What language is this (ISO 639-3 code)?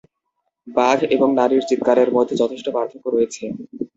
ben